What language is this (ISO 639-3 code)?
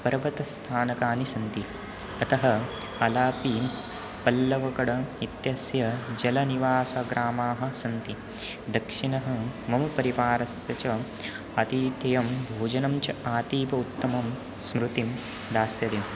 san